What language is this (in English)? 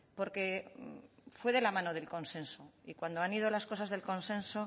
Spanish